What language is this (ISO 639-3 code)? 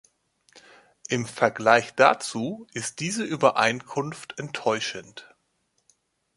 deu